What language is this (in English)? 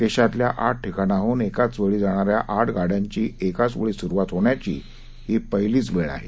Marathi